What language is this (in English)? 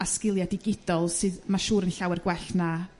Welsh